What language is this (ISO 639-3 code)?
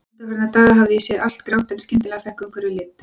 isl